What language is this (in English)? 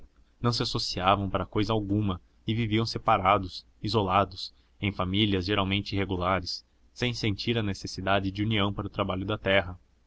Portuguese